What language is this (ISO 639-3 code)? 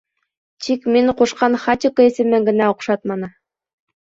bak